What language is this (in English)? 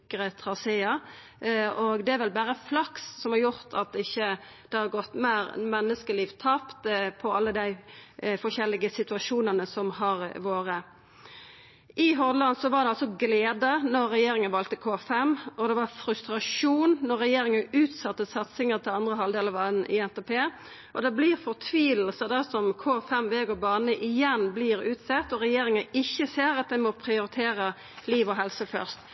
Norwegian Nynorsk